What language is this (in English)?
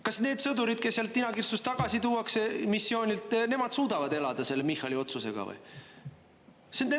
Estonian